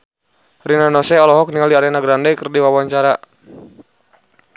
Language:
Sundanese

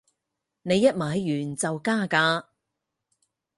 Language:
Cantonese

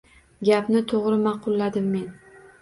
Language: Uzbek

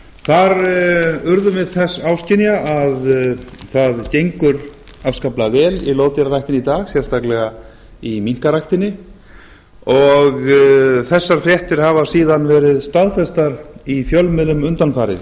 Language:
Icelandic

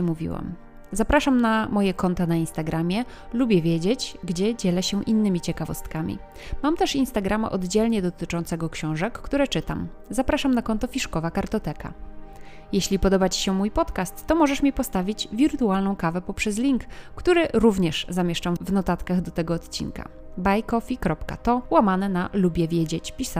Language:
Polish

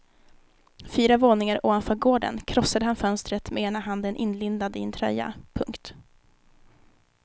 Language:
Swedish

